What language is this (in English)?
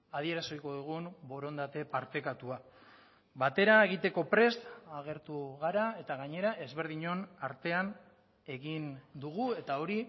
Basque